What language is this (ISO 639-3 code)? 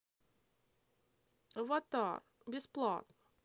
rus